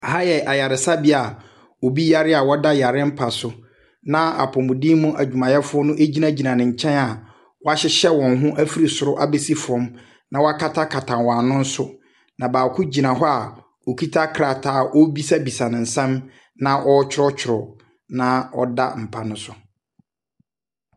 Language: Akan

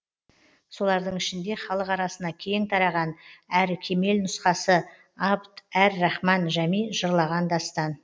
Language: Kazakh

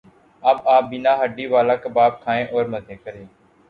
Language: Urdu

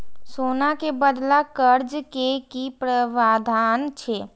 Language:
Maithili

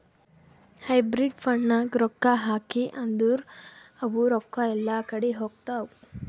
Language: Kannada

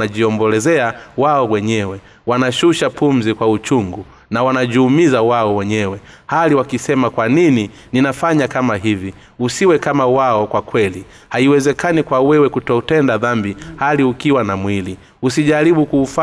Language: Swahili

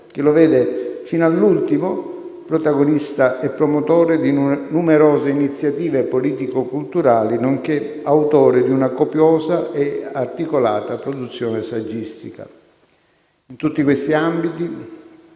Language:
Italian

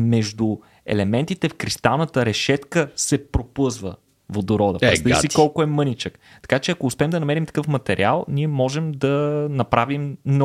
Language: Bulgarian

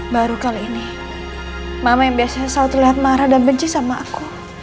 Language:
Indonesian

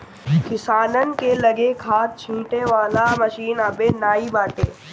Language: Bhojpuri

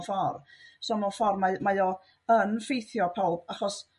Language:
Welsh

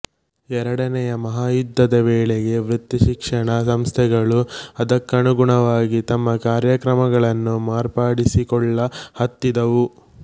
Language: Kannada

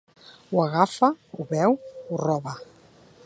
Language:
Catalan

